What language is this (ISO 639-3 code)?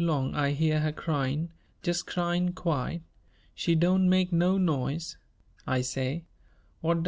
eng